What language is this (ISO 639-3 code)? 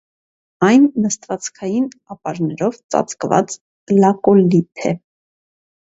hye